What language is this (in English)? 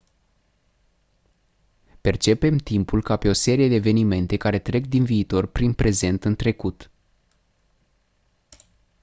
Romanian